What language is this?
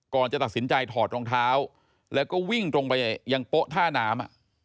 Thai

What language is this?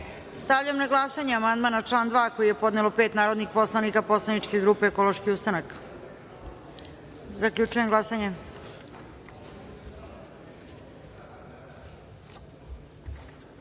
Serbian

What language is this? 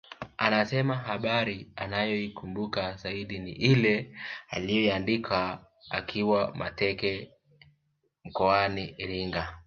Swahili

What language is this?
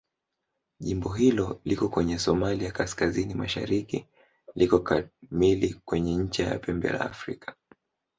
Swahili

